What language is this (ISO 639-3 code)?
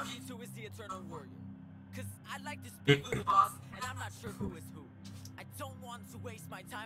ita